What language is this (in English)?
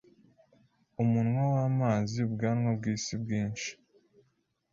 Kinyarwanda